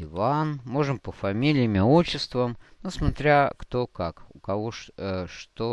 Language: Russian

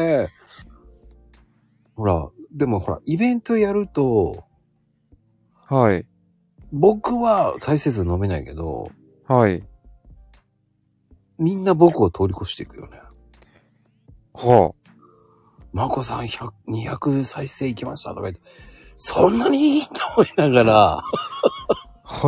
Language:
Japanese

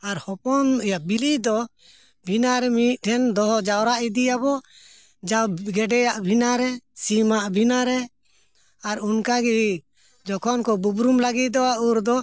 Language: Santali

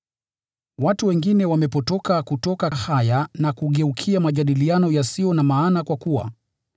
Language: Swahili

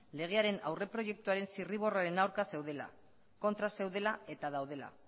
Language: Basque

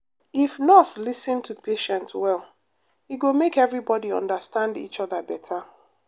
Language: Nigerian Pidgin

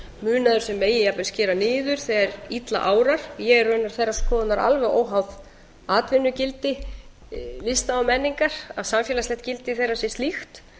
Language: Icelandic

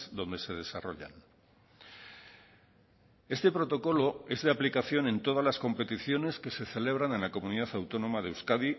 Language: Spanish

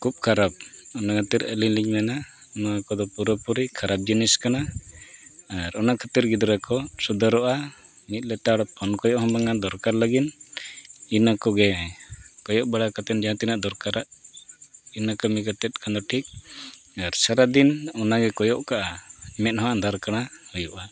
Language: Santali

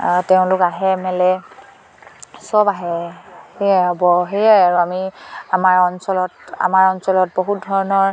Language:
Assamese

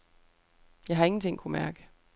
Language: Danish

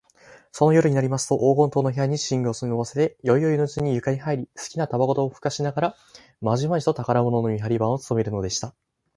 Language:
Japanese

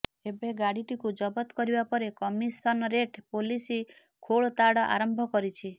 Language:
Odia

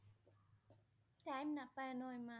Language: Assamese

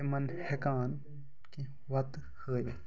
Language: Kashmiri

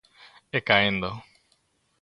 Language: Galician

